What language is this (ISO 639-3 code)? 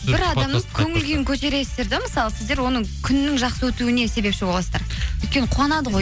kaz